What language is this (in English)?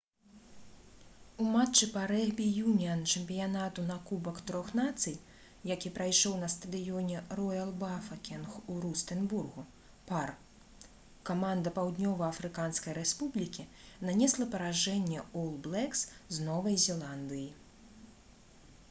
Belarusian